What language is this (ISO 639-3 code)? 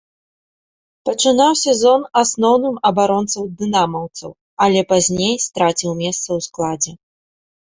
bel